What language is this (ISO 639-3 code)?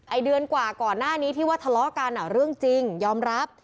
tha